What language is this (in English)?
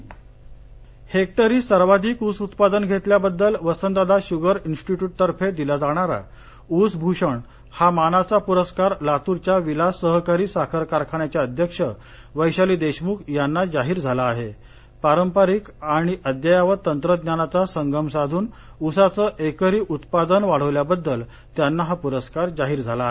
Marathi